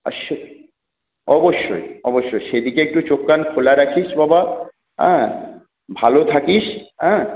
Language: Bangla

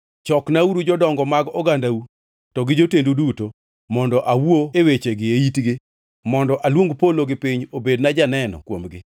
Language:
Luo (Kenya and Tanzania)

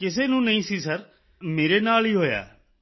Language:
Punjabi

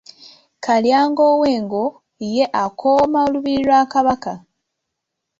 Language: Ganda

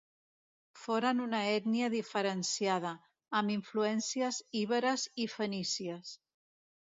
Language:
Catalan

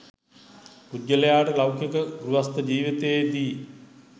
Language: Sinhala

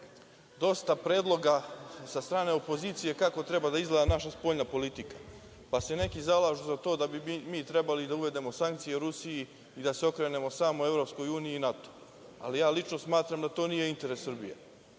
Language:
Serbian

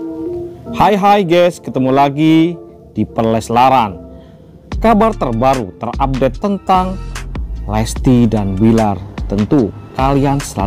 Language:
Indonesian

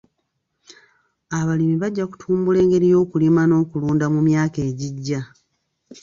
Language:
Ganda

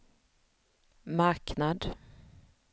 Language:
Swedish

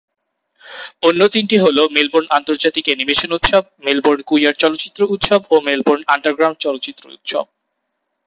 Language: Bangla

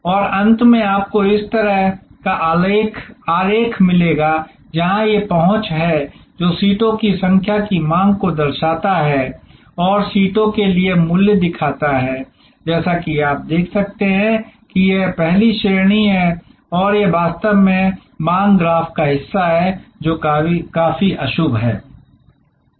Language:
Hindi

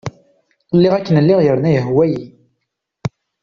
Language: Kabyle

